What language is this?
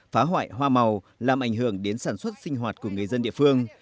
Vietnamese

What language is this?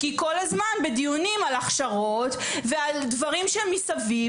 Hebrew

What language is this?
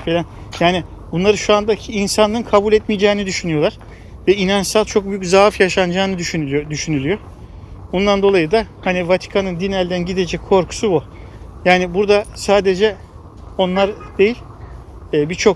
Turkish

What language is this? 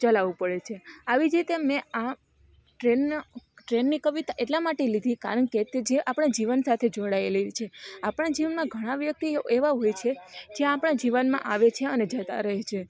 Gujarati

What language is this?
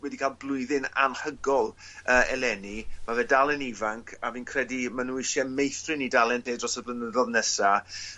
Welsh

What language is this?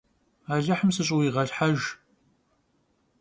Kabardian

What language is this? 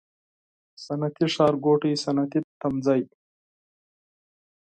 Pashto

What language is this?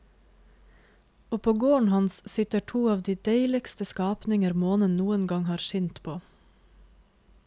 Norwegian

